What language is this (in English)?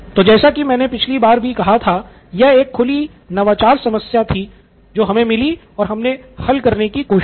Hindi